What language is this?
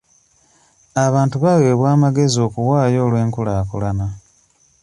Ganda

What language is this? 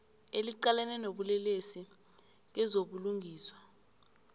South Ndebele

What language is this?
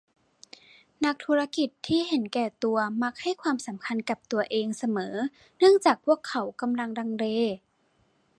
Thai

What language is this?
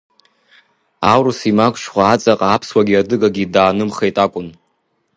Abkhazian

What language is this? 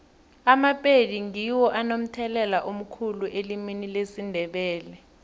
South Ndebele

